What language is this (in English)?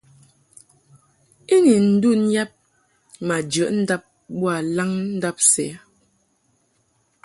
Mungaka